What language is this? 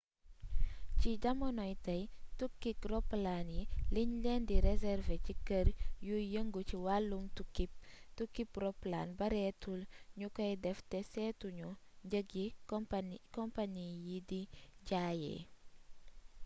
Wolof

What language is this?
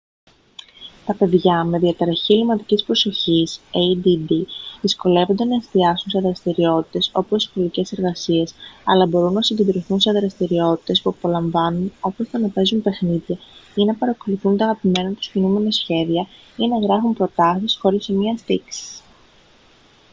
Greek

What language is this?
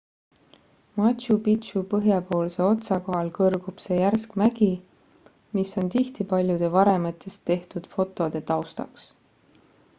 Estonian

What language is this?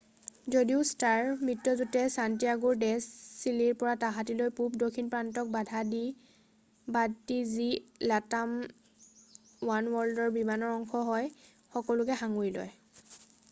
Assamese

